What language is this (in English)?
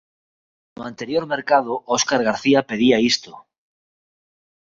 Galician